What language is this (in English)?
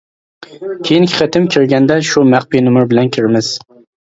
Uyghur